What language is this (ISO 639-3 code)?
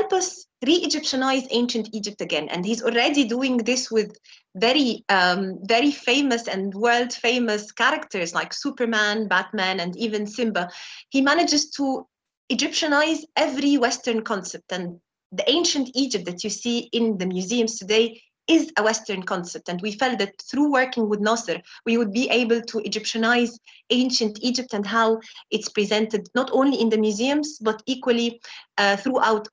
eng